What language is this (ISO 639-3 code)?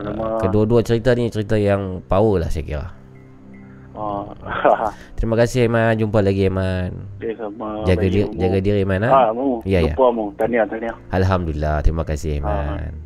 msa